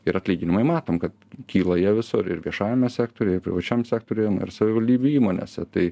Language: Lithuanian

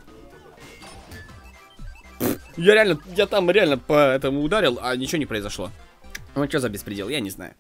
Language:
Russian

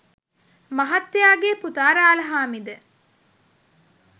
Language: Sinhala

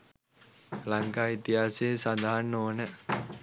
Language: Sinhala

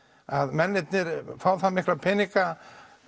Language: Icelandic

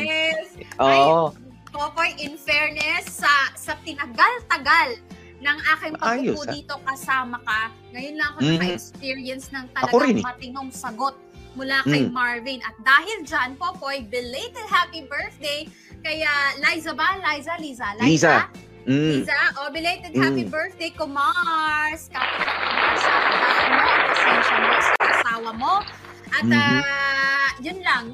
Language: Filipino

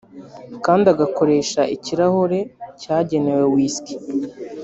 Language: Kinyarwanda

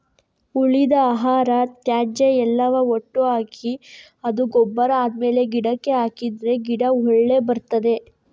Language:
Kannada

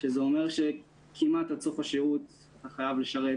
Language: Hebrew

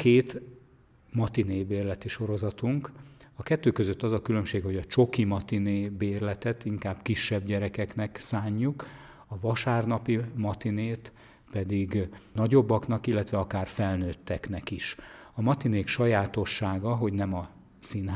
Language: Hungarian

